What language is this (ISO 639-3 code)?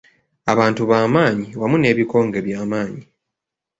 lug